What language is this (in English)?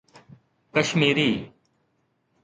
Sindhi